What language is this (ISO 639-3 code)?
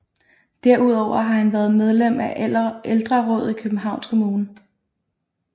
dan